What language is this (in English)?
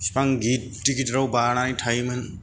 Bodo